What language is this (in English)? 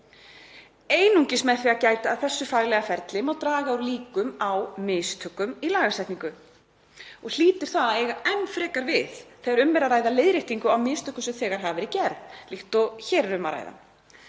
Icelandic